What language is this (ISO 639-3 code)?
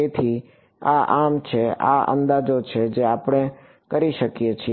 guj